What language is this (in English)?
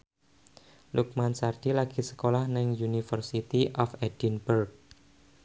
Javanese